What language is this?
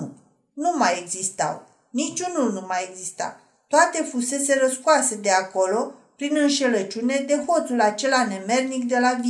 Romanian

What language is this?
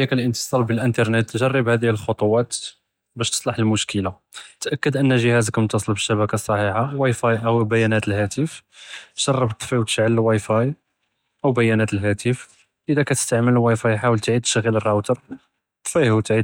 Judeo-Arabic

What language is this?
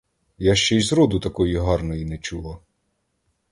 Ukrainian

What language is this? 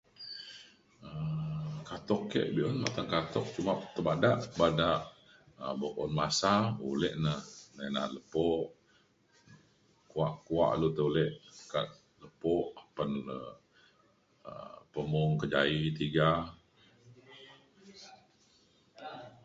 Mainstream Kenyah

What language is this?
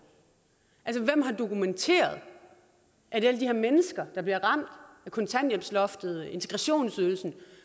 Danish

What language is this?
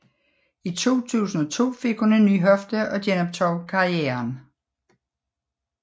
Danish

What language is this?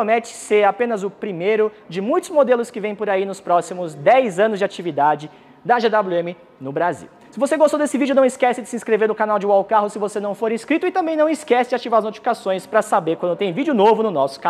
Portuguese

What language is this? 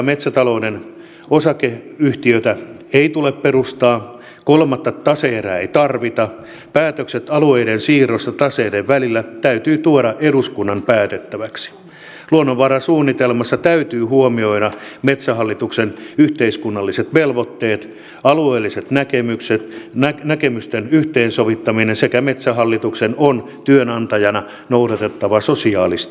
Finnish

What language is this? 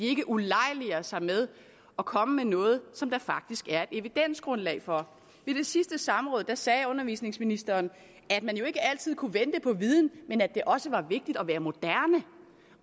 Danish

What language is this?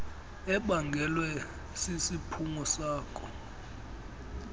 Xhosa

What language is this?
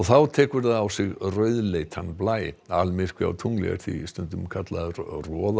Icelandic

